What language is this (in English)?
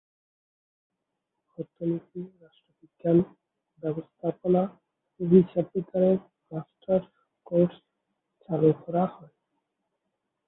Bangla